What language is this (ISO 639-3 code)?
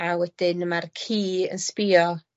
cym